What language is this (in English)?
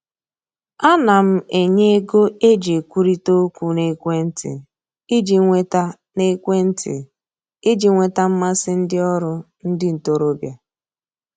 Igbo